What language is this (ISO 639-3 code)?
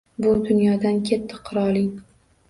uzb